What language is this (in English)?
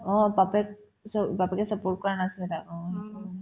Assamese